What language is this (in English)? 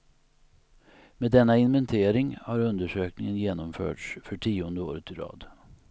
Swedish